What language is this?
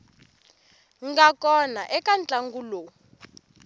Tsonga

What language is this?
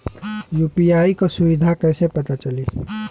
Bhojpuri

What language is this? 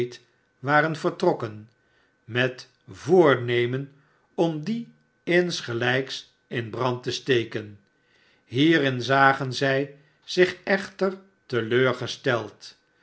Dutch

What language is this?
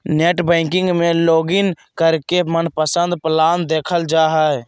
Magahi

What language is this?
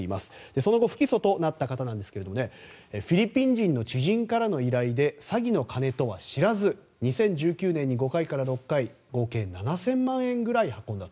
Japanese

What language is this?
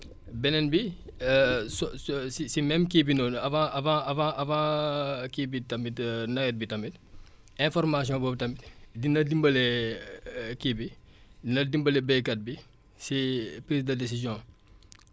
Wolof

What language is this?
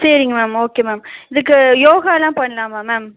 Tamil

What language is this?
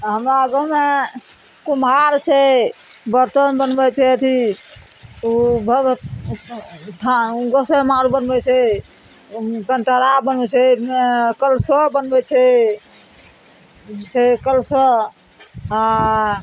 Maithili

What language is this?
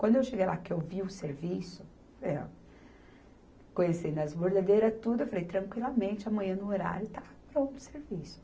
Portuguese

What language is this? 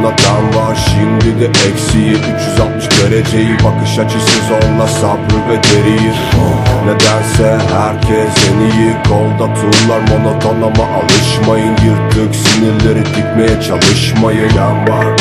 Turkish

